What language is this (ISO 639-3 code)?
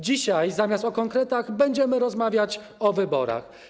pol